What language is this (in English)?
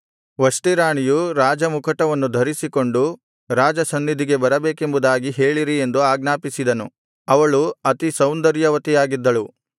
Kannada